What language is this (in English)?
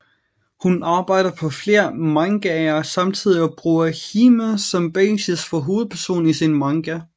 Danish